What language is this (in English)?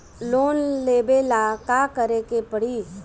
Bhojpuri